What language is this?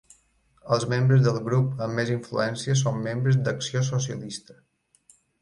Catalan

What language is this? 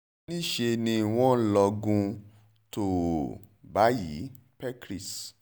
Yoruba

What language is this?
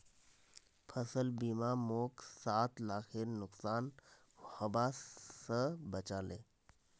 Magahi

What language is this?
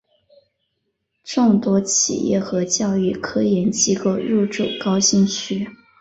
Chinese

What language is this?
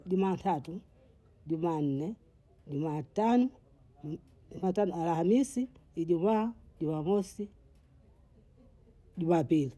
Bondei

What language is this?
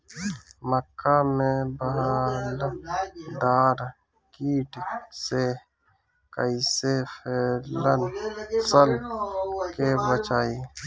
Bhojpuri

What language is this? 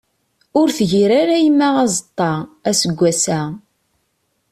Kabyle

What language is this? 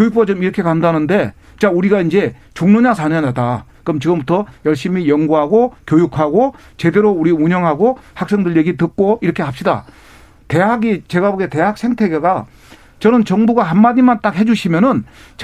Korean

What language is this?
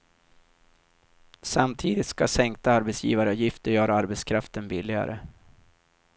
Swedish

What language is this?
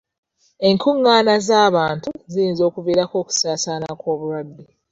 Ganda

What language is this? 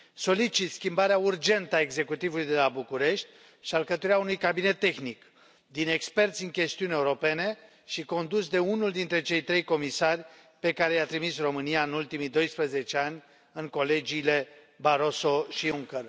Romanian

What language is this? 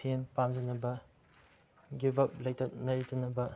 Manipuri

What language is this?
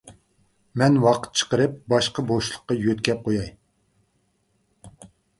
Uyghur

